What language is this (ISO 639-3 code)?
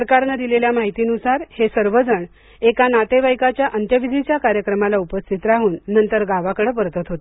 mar